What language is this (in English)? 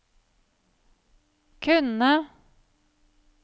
Norwegian